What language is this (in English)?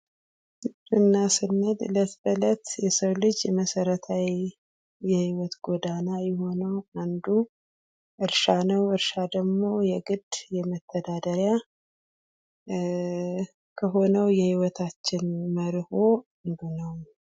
Amharic